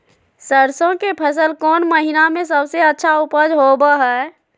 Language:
Magahi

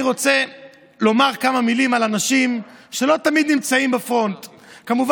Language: Hebrew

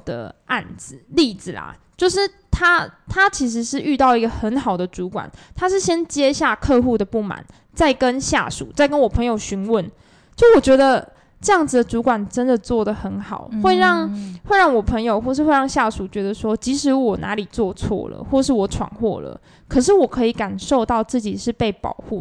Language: Chinese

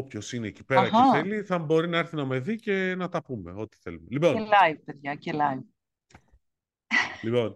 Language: Greek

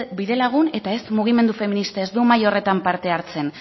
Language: Basque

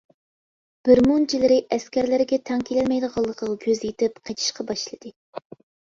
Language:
Uyghur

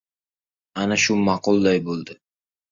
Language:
Uzbek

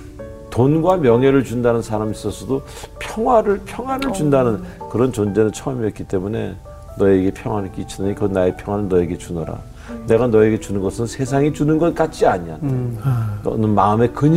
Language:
Korean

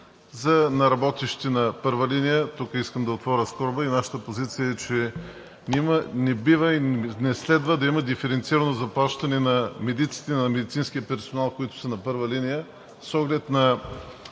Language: Bulgarian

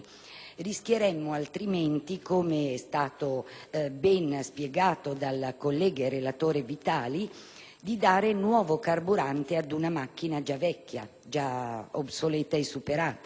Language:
Italian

